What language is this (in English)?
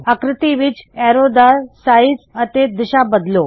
Punjabi